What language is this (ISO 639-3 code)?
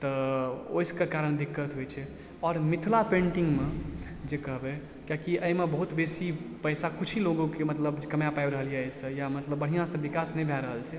mai